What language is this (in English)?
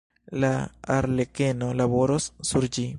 Esperanto